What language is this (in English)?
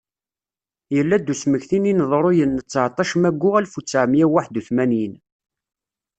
Kabyle